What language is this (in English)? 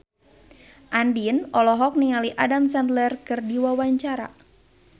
Sundanese